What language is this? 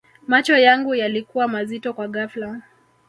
Swahili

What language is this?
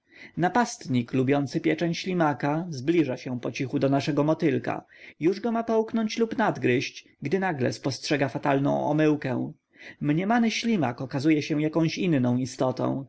Polish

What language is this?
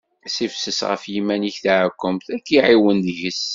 Kabyle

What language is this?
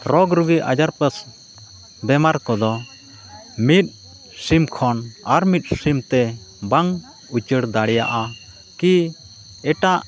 Santali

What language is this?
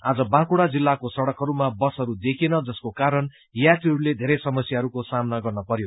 Nepali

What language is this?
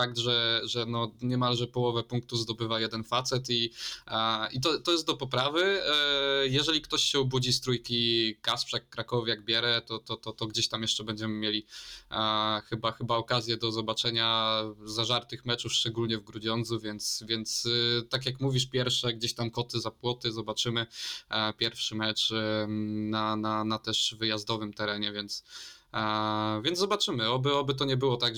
Polish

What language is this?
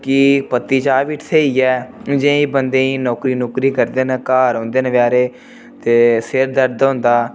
Dogri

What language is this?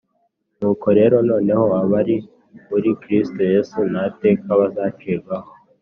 Kinyarwanda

